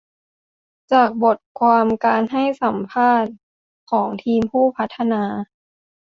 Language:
Thai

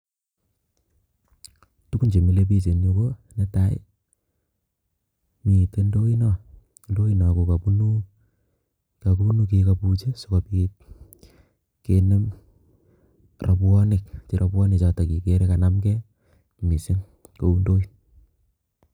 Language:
Kalenjin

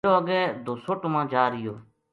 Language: Gujari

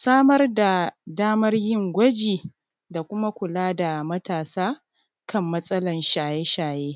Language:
Hausa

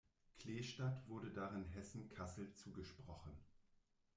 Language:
German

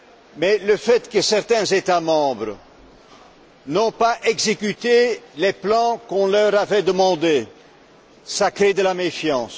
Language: French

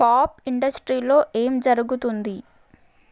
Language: Telugu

